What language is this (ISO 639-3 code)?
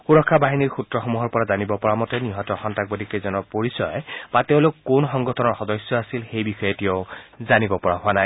asm